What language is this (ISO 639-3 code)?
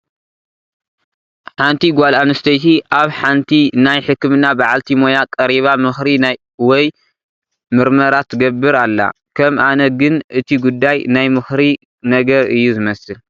tir